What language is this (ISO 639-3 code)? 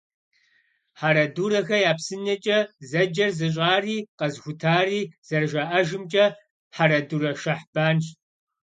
kbd